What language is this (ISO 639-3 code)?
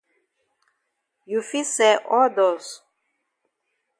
wes